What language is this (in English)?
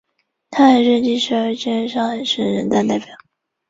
Chinese